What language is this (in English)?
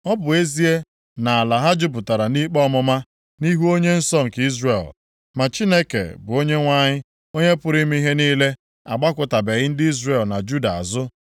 Igbo